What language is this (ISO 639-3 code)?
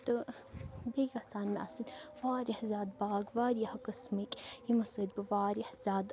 kas